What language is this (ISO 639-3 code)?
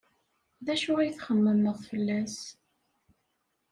kab